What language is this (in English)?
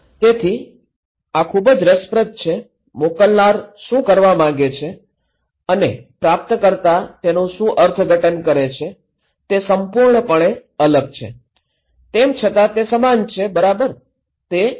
Gujarati